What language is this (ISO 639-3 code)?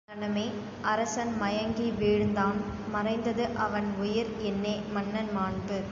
tam